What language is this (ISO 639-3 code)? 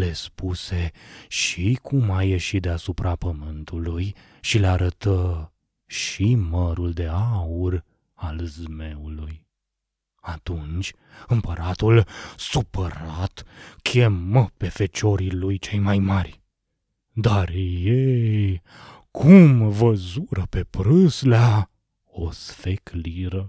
ron